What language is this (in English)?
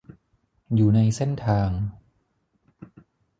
Thai